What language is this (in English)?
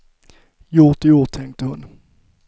Swedish